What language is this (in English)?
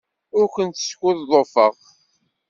Kabyle